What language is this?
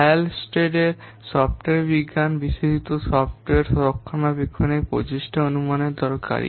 Bangla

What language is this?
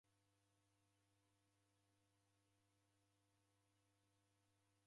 Taita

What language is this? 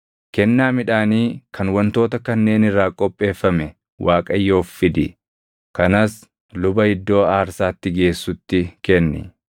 Oromo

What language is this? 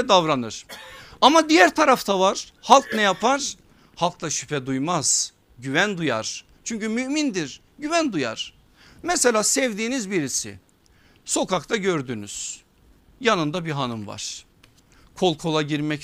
Turkish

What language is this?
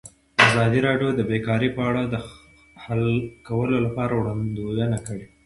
Pashto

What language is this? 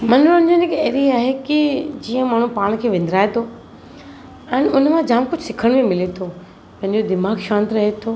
Sindhi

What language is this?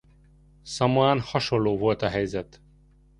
Hungarian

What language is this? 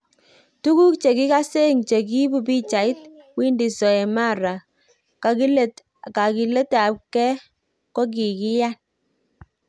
Kalenjin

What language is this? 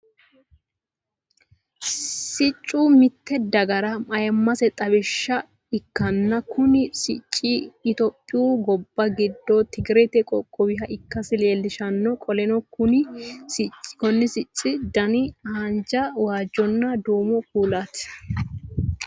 Sidamo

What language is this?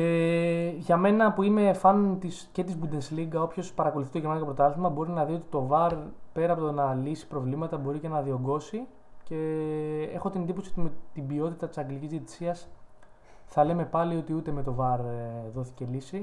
Greek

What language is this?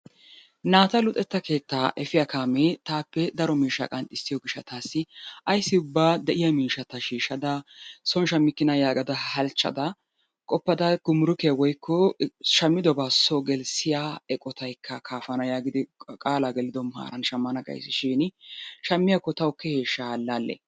Wolaytta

